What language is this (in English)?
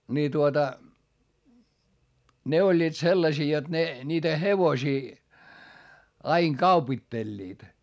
Finnish